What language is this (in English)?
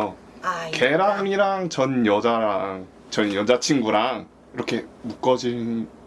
Korean